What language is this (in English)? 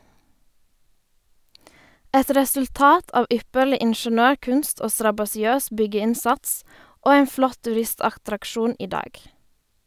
Norwegian